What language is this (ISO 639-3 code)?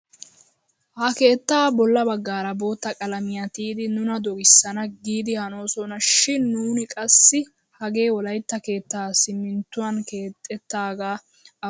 wal